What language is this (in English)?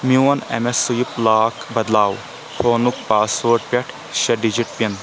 Kashmiri